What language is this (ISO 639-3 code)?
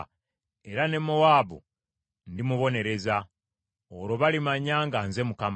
lug